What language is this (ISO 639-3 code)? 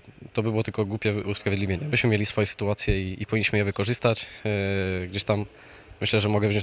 pol